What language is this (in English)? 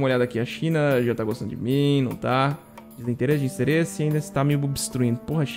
Portuguese